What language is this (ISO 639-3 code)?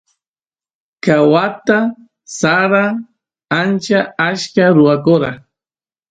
qus